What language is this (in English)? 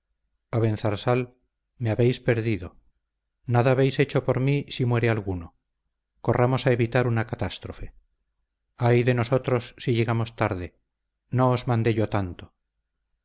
Spanish